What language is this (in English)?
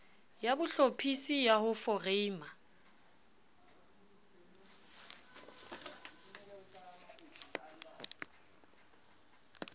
Southern Sotho